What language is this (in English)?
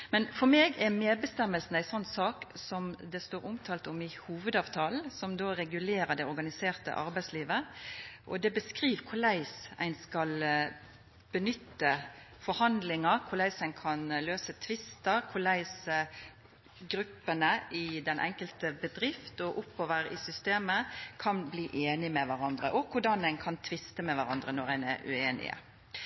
Norwegian Nynorsk